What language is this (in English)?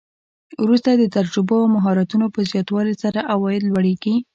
Pashto